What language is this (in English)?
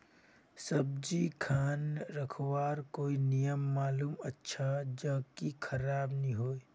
Magahi